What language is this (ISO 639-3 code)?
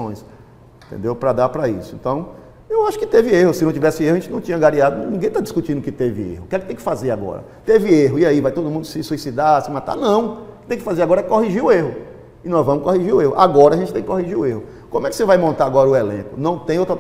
por